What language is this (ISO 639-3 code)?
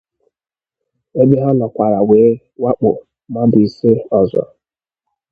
ibo